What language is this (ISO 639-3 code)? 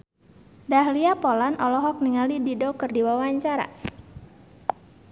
sun